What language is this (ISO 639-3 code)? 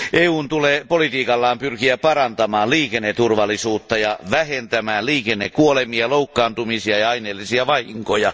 fin